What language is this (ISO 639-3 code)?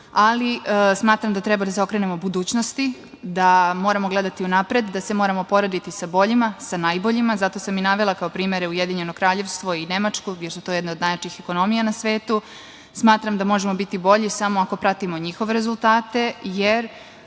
srp